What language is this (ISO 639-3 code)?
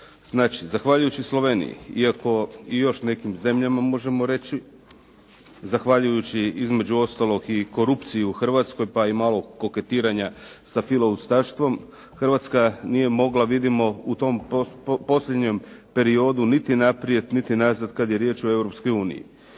hrv